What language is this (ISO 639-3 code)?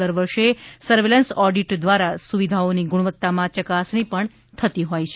guj